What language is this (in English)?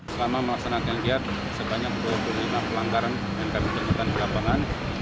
Indonesian